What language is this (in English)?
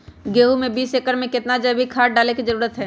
Magahi